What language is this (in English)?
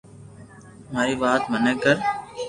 Loarki